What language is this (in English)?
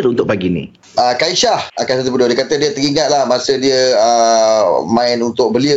Malay